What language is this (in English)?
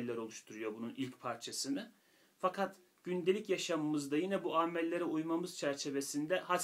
Turkish